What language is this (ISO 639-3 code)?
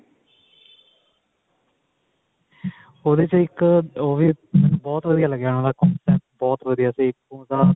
pan